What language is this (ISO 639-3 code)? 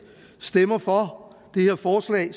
dan